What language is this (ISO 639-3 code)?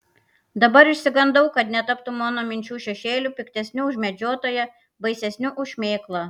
lit